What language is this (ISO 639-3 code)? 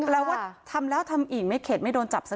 tha